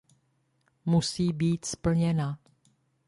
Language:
Czech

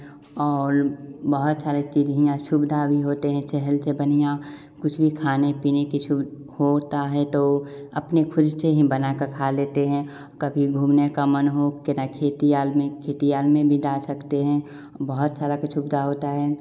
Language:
Hindi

